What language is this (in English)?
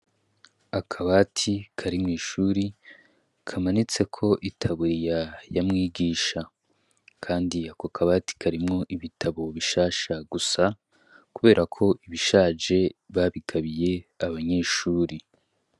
Rundi